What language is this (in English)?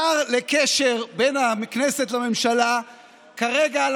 Hebrew